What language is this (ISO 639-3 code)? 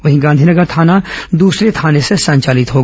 hin